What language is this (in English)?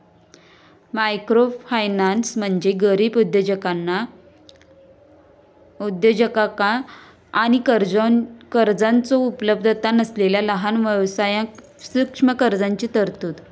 Marathi